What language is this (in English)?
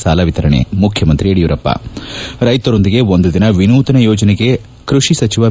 Kannada